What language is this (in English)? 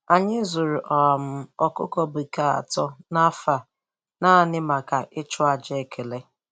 Igbo